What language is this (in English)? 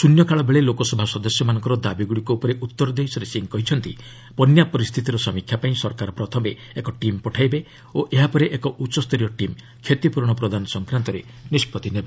Odia